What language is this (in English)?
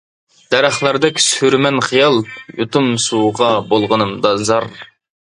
Uyghur